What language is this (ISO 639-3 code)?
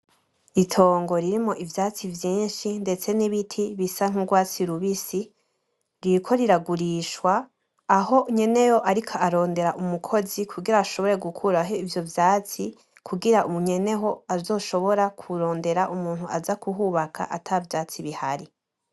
run